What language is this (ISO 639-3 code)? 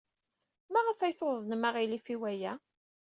kab